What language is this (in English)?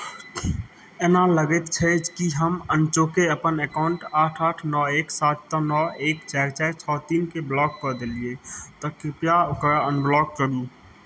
Maithili